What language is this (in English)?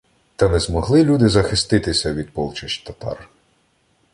Ukrainian